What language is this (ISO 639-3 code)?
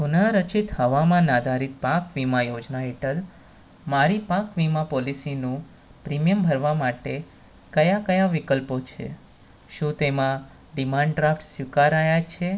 guj